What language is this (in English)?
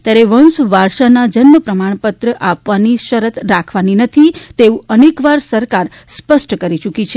Gujarati